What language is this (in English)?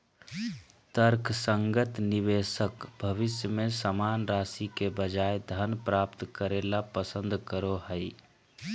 Magahi